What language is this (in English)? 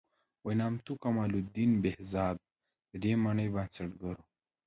Pashto